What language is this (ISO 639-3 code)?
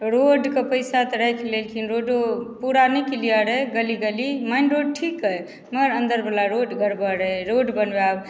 mai